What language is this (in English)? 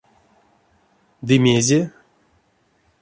Erzya